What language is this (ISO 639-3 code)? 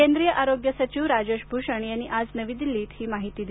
mar